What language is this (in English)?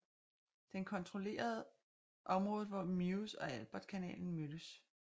Danish